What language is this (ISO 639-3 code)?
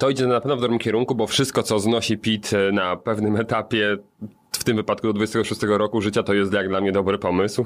pol